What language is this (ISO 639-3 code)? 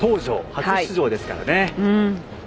jpn